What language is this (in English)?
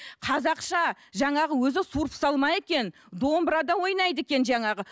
Kazakh